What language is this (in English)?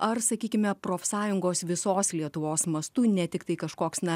Lithuanian